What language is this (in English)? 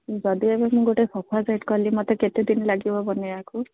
Odia